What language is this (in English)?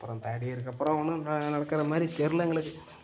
Tamil